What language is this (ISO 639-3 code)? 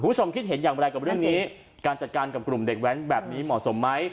tha